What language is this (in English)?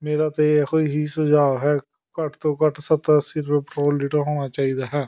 Punjabi